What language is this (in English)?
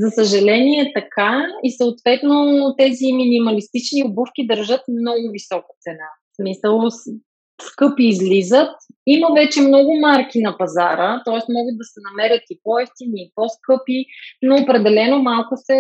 Bulgarian